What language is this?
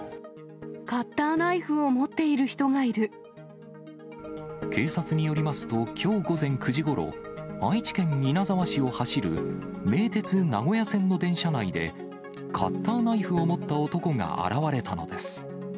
Japanese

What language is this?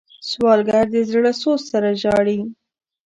Pashto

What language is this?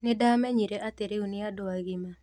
Kikuyu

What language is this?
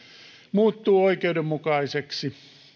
Finnish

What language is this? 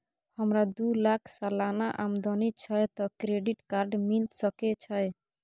Maithili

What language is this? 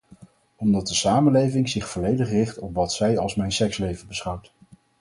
Dutch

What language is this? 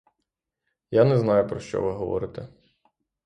Ukrainian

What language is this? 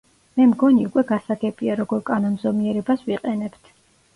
Georgian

